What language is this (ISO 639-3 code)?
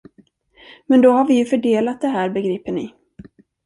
swe